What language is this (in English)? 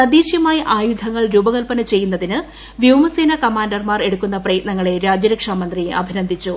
Malayalam